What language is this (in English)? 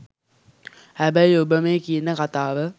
Sinhala